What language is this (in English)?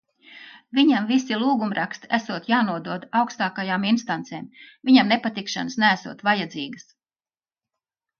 Latvian